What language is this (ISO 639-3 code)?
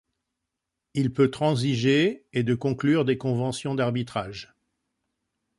fra